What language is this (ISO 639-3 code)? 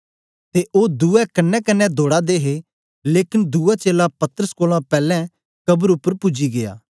doi